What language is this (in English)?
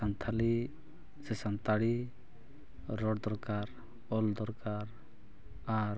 Santali